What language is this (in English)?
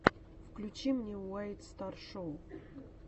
Russian